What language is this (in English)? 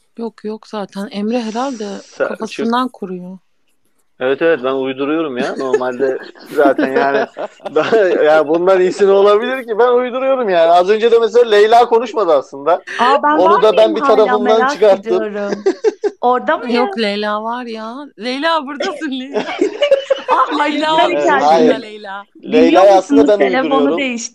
Turkish